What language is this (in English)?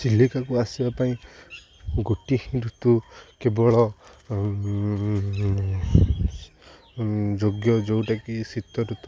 Odia